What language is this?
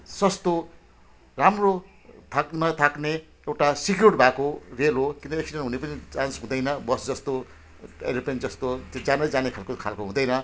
Nepali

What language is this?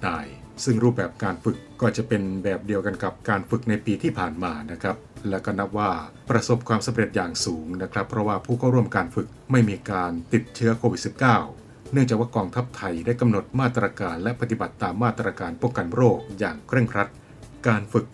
Thai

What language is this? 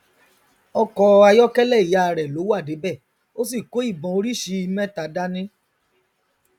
Yoruba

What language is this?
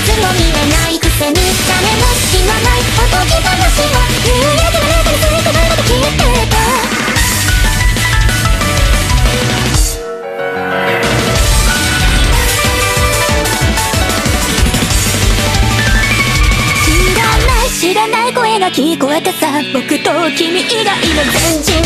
Japanese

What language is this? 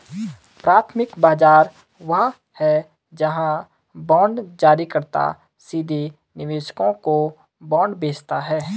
Hindi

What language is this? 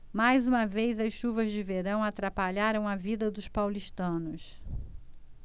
Portuguese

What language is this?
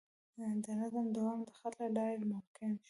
Pashto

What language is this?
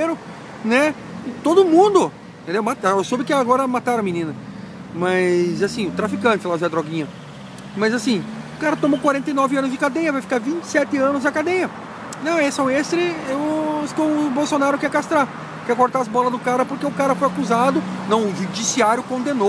Portuguese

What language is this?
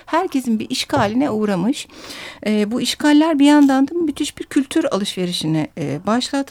Turkish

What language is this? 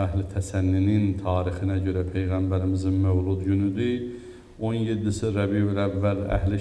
Turkish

